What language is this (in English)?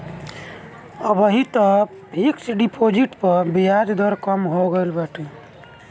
Bhojpuri